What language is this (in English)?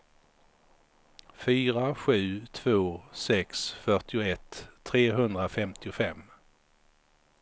Swedish